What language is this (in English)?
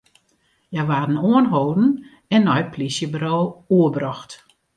Western Frisian